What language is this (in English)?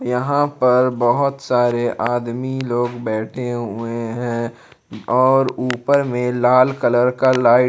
Hindi